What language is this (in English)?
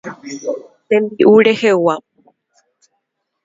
Guarani